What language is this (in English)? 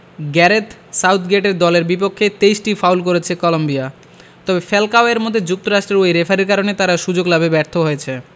Bangla